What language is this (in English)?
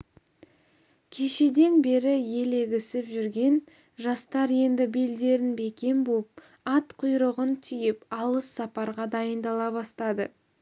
Kazakh